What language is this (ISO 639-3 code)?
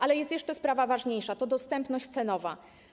pol